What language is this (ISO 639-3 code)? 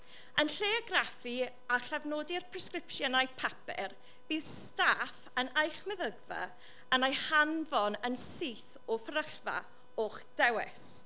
cym